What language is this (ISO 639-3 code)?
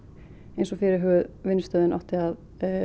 isl